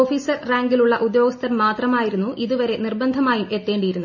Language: Malayalam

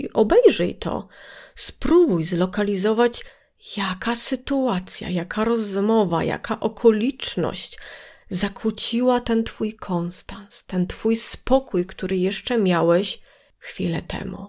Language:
Polish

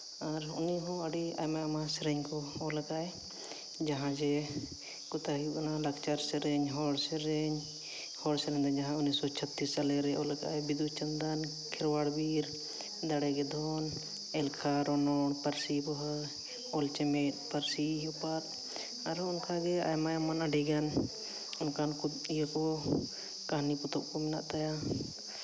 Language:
Santali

